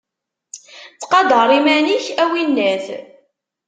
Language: Kabyle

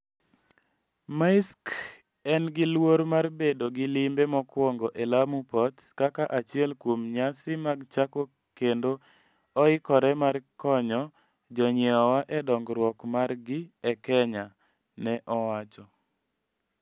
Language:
Luo (Kenya and Tanzania)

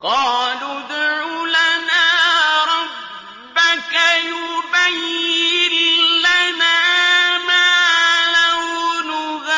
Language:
Arabic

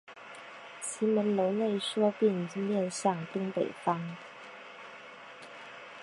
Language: Chinese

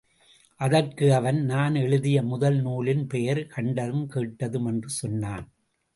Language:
Tamil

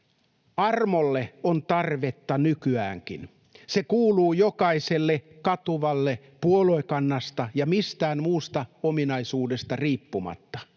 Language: Finnish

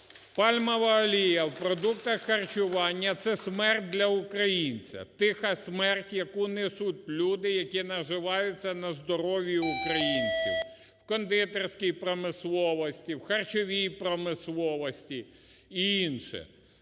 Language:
Ukrainian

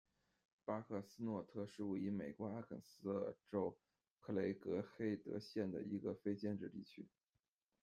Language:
Chinese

